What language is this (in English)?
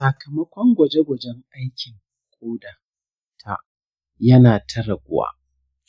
Hausa